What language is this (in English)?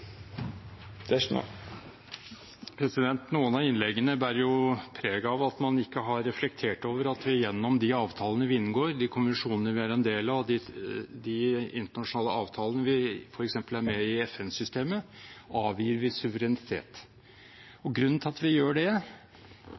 Norwegian